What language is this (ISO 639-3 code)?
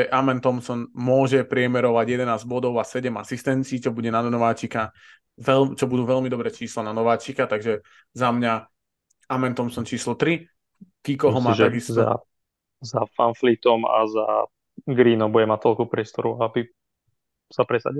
slk